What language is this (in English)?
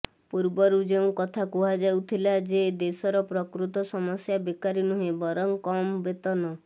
Odia